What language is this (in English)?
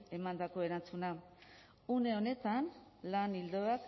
Basque